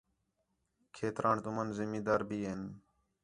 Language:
Khetrani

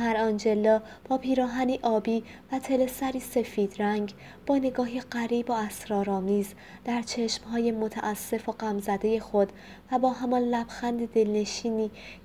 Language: Persian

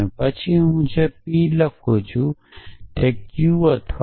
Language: Gujarati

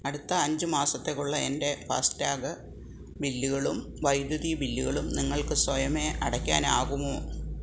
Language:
Malayalam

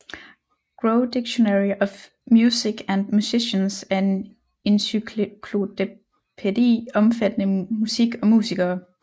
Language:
Danish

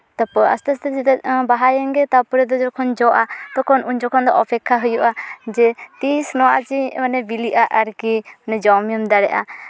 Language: Santali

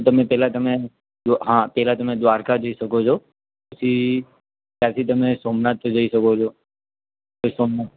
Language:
Gujarati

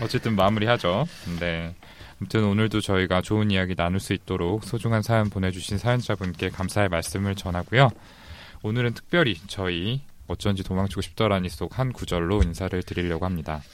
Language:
Korean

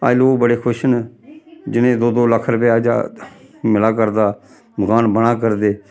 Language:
Dogri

